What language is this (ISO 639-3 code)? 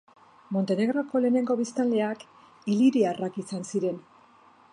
eus